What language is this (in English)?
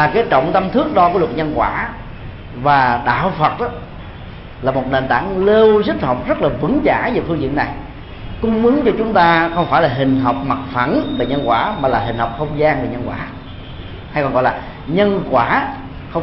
Vietnamese